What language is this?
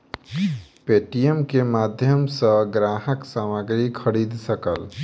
Maithili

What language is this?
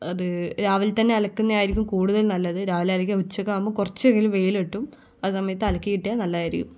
Malayalam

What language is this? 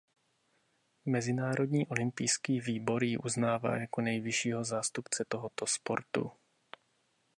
Czech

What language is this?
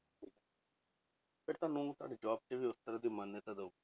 Punjabi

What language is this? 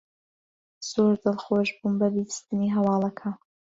Central Kurdish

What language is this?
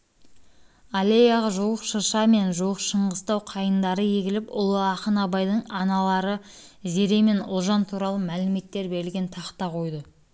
Kazakh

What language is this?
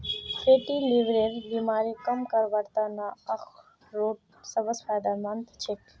Magahi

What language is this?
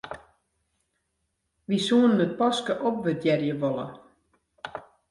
Western Frisian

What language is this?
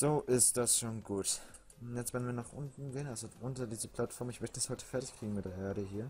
German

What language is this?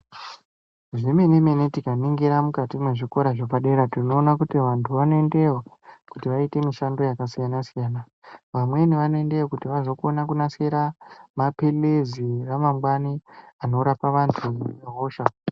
Ndau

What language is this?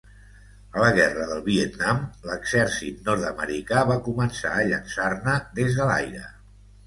Catalan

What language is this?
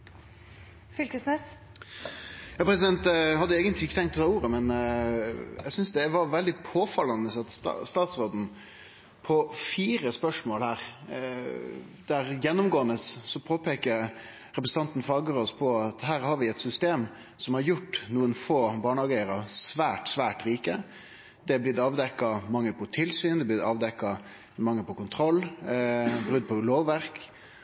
Norwegian Nynorsk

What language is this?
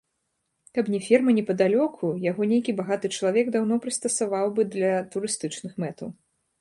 Belarusian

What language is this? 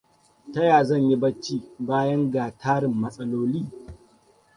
Hausa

